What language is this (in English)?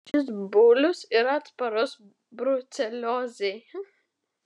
Lithuanian